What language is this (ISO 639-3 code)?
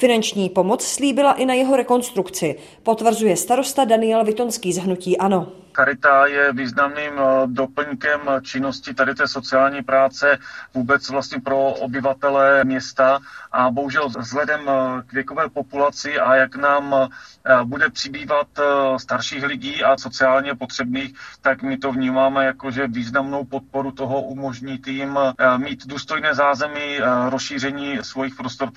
ces